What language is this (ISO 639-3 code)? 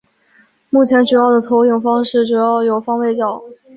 zho